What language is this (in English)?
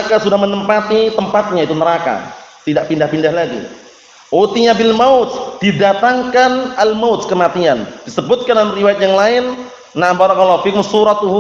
Indonesian